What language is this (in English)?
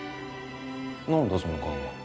Japanese